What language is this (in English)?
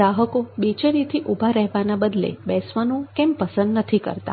Gujarati